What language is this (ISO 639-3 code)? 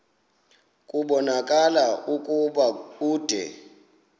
xho